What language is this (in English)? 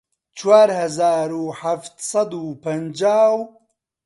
Central Kurdish